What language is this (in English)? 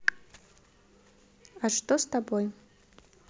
Russian